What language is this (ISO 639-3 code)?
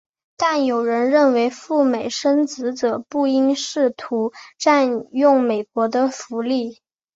zho